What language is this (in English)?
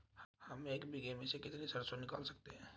Hindi